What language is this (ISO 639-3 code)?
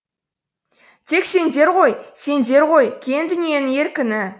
kaz